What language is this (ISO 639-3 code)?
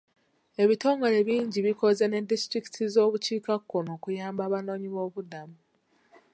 lug